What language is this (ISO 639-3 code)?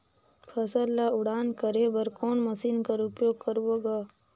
hne